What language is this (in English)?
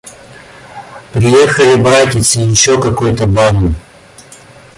Russian